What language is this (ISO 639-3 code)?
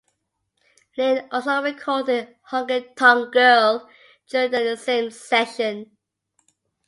eng